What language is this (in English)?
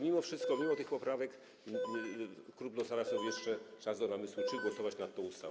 Polish